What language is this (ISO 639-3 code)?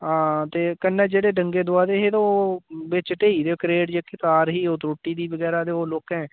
doi